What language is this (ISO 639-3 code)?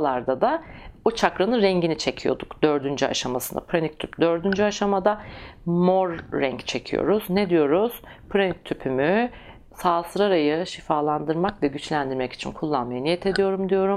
tur